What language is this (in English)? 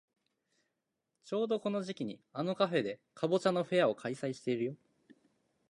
Japanese